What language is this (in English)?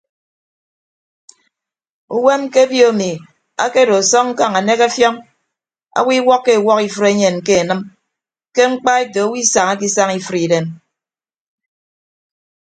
Ibibio